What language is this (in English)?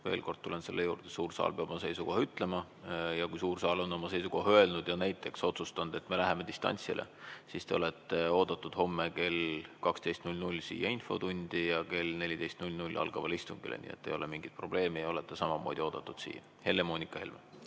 Estonian